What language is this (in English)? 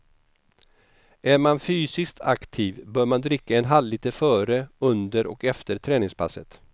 Swedish